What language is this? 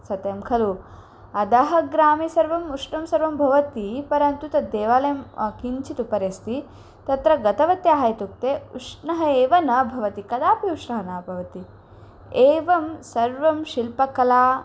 Sanskrit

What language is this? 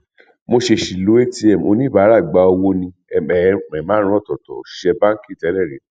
Yoruba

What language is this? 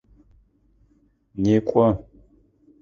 Adyghe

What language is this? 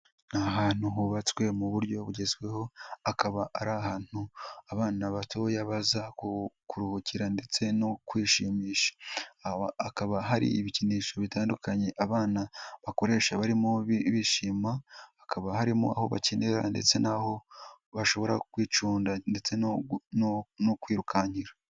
Kinyarwanda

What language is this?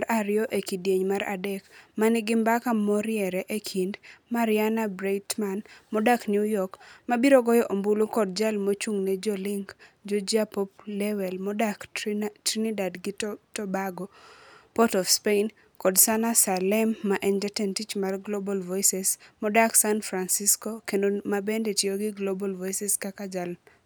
Luo (Kenya and Tanzania)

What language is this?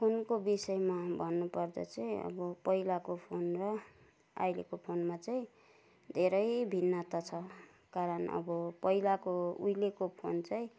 Nepali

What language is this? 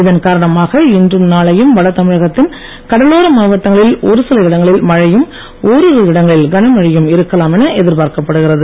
Tamil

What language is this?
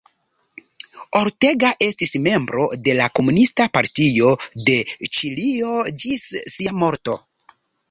Esperanto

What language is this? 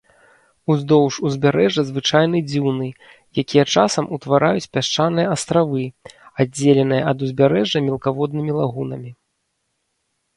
Belarusian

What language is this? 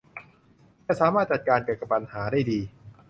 Thai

